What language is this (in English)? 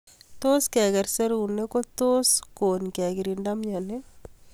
Kalenjin